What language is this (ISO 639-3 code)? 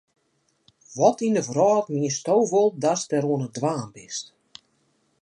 fry